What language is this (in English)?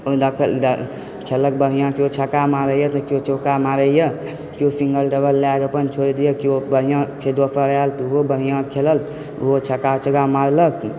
Maithili